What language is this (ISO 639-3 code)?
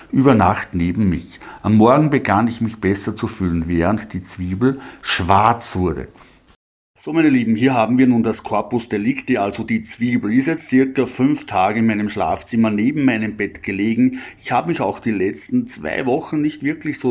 deu